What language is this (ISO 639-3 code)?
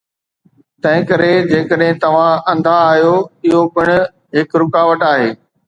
snd